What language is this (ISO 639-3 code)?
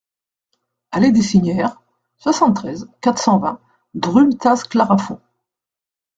fra